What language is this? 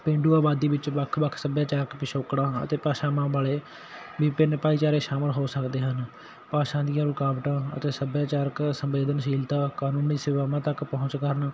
Punjabi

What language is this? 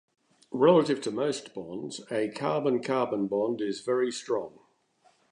English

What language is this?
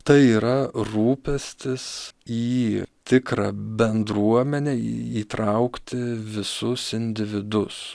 Lithuanian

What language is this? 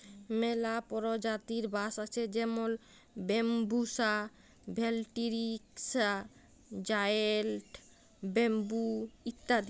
Bangla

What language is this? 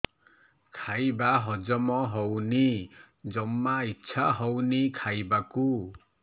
Odia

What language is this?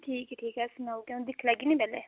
Dogri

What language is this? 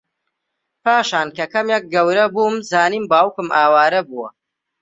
Central Kurdish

